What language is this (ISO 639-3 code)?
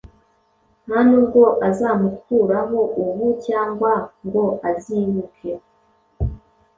kin